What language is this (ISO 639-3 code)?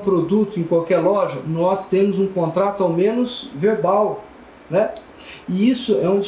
por